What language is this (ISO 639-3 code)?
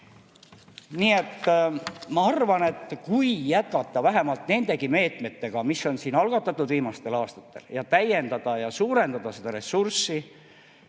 est